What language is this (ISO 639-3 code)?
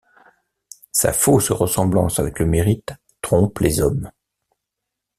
fra